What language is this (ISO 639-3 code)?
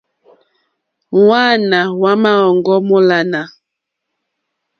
bri